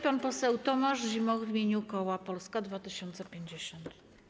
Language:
Polish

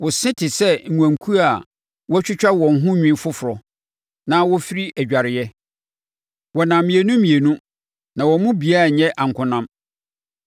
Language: Akan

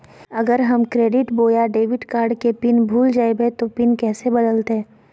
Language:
Magahi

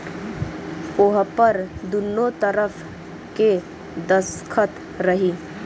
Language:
Bhojpuri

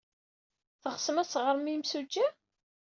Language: Kabyle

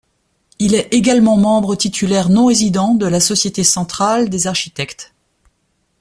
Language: French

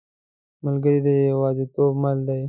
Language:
Pashto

